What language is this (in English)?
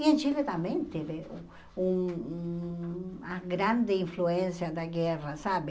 Portuguese